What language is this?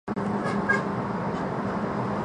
Chinese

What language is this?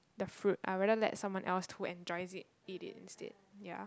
English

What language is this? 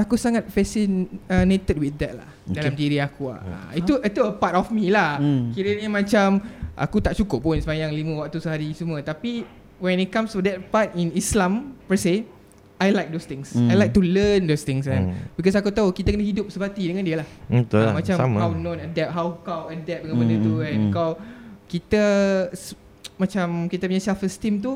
Malay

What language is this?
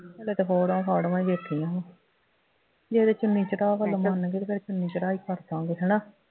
Punjabi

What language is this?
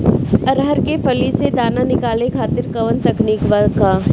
Bhojpuri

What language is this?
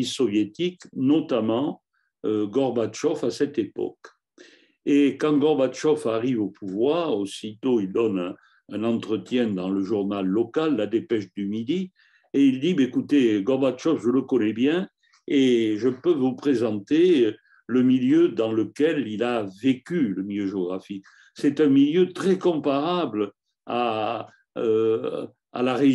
French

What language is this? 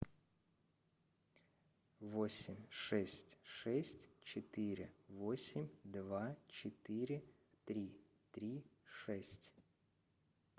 Russian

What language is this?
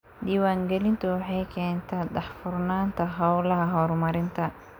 Somali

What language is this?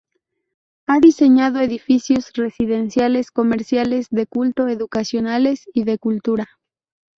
Spanish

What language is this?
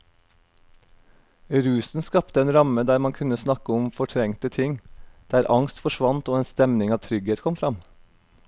Norwegian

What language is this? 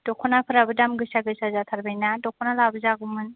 Bodo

